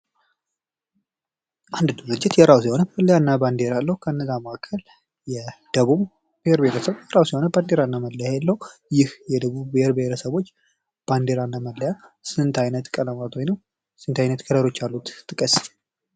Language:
Amharic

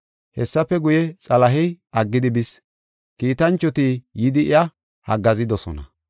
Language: Gofa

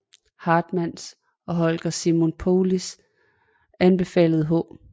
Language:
Danish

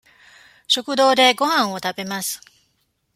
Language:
Japanese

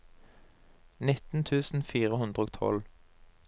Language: Norwegian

